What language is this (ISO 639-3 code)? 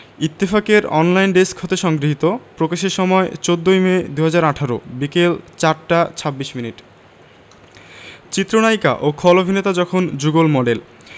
ben